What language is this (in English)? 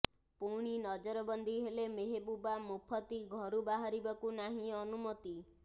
Odia